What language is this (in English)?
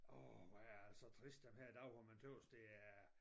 Danish